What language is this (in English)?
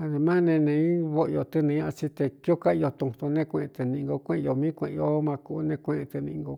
Cuyamecalco Mixtec